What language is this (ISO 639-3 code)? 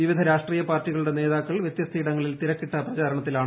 mal